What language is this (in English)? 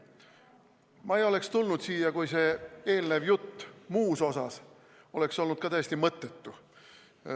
Estonian